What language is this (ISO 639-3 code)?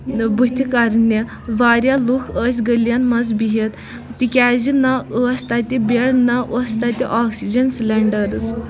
kas